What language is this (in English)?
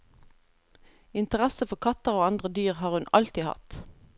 Norwegian